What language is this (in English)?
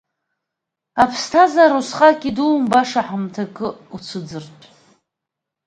Abkhazian